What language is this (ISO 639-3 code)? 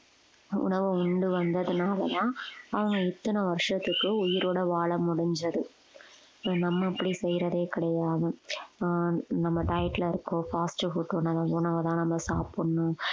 tam